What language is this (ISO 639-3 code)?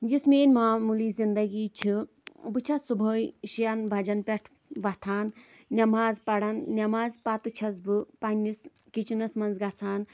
kas